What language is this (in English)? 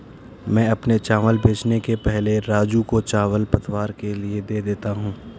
Hindi